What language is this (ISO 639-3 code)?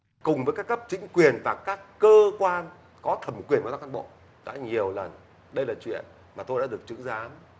vie